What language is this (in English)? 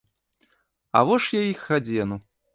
Belarusian